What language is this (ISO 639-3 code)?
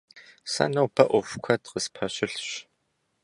kbd